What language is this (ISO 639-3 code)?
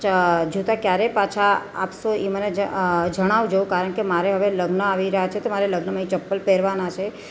guj